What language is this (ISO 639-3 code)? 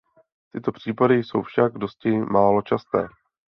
ces